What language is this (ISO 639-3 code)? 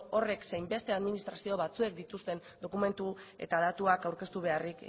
eus